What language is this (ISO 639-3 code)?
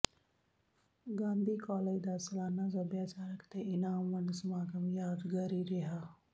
pan